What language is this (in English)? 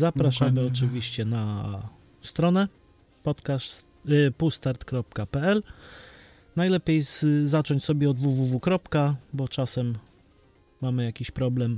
Polish